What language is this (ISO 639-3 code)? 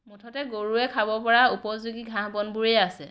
asm